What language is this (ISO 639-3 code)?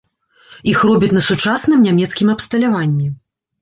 bel